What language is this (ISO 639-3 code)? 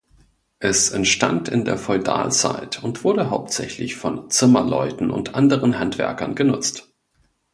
deu